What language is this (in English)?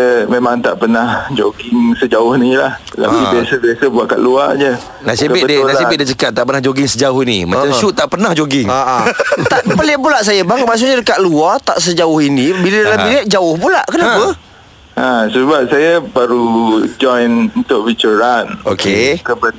Malay